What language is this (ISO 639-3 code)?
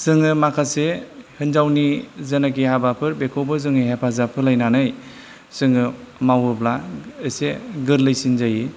brx